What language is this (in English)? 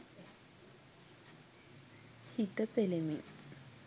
Sinhala